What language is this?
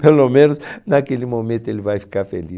Portuguese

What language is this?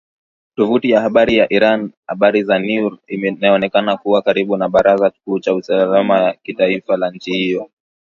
Swahili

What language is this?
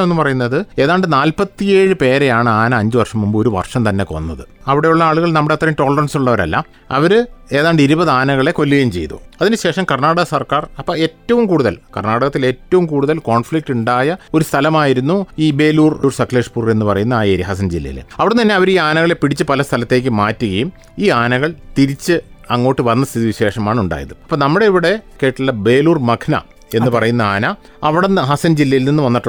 Malayalam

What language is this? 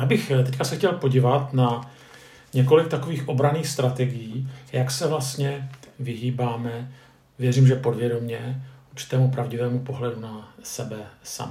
Czech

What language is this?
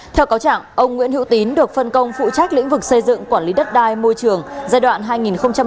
Vietnamese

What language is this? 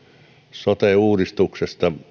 Finnish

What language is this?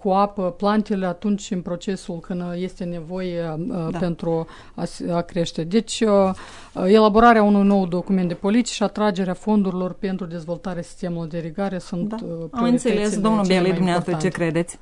Romanian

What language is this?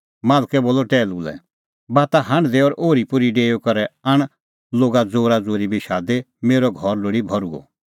Kullu Pahari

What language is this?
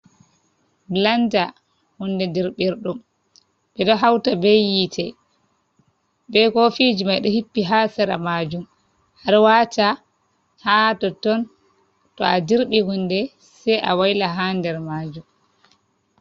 Fula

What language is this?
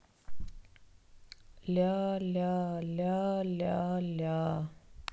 Russian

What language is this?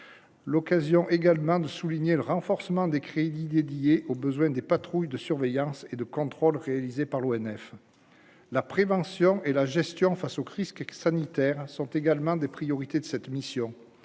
French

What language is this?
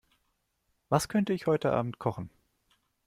German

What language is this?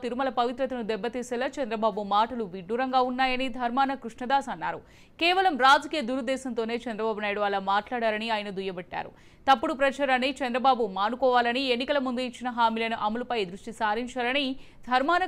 Telugu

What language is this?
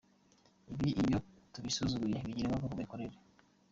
Kinyarwanda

